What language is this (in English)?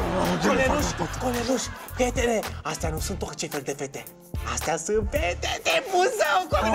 Romanian